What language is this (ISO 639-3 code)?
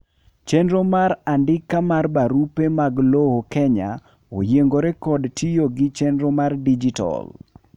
luo